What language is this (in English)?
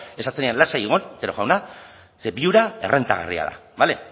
Basque